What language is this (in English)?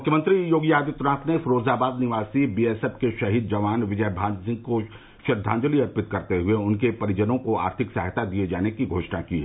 Hindi